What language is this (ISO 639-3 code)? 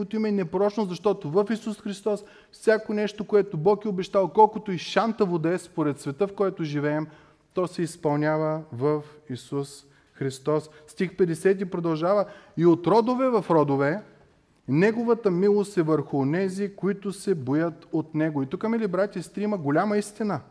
bul